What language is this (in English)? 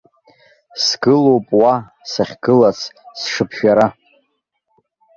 Abkhazian